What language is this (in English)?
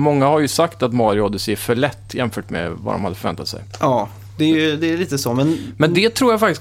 Swedish